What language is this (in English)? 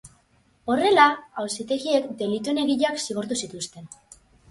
Basque